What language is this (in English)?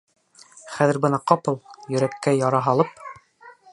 Bashkir